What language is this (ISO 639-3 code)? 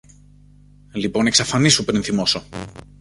ell